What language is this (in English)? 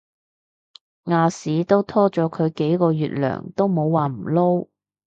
Cantonese